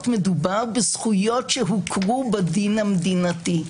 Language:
Hebrew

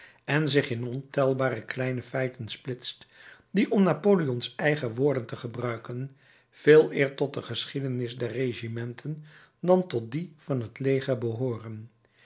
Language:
Dutch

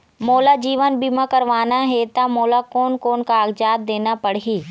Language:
Chhattisgarhi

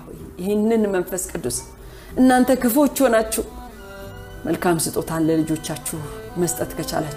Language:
Amharic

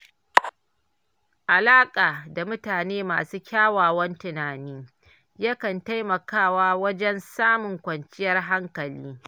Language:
Hausa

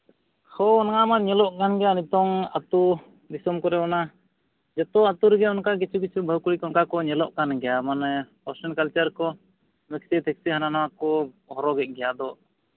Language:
Santali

